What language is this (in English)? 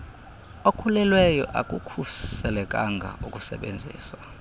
Xhosa